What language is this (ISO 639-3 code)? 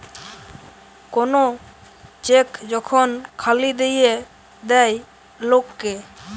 ben